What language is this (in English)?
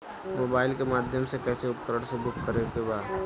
Bhojpuri